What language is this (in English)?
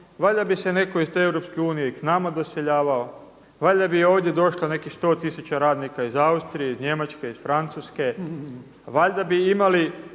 Croatian